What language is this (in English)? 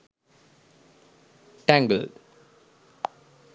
Sinhala